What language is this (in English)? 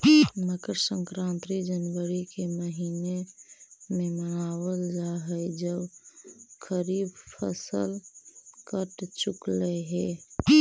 Magahi